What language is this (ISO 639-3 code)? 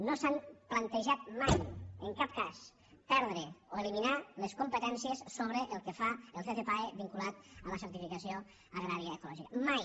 cat